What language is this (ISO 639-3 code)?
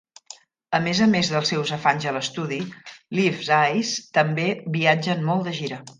cat